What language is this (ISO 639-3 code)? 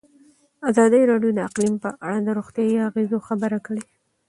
pus